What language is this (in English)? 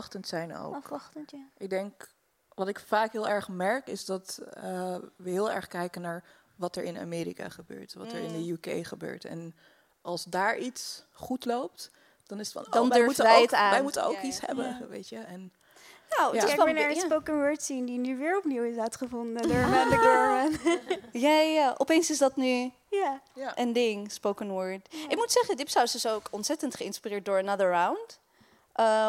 Dutch